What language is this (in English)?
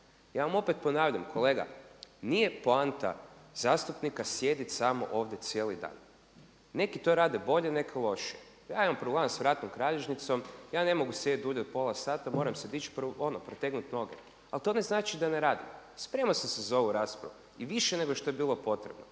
Croatian